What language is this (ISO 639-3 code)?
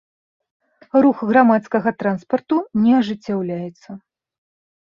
bel